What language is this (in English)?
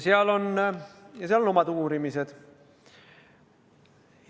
Estonian